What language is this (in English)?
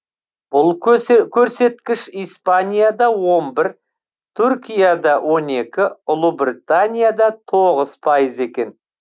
Kazakh